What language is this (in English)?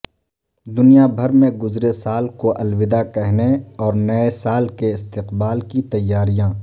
Urdu